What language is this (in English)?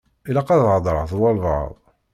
Kabyle